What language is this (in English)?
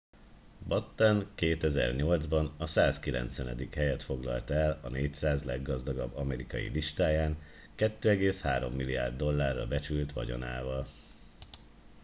Hungarian